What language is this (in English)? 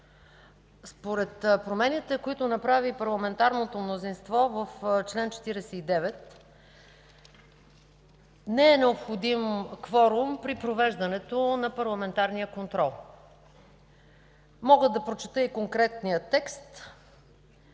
Bulgarian